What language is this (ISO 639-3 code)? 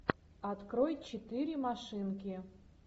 rus